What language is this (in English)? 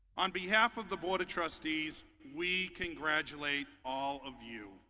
English